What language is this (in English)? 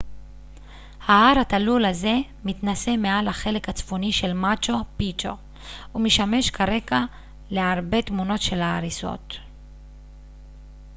Hebrew